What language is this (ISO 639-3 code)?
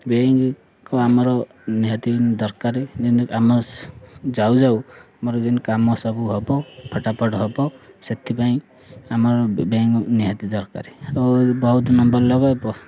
ori